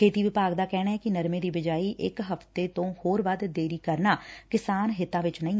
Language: Punjabi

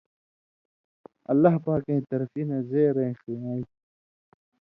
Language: Indus Kohistani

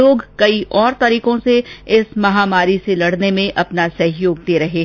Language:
Hindi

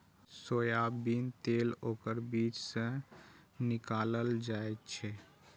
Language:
Maithili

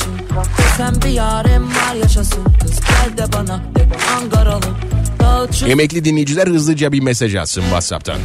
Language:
Turkish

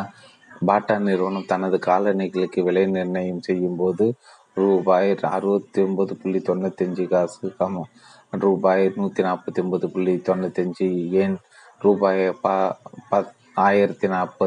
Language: Tamil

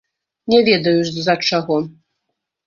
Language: Belarusian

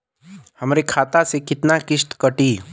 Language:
Bhojpuri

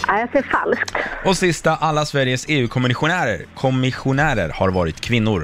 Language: Swedish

